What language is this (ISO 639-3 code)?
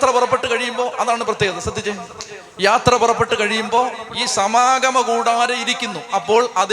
mal